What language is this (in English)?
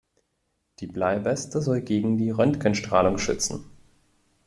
German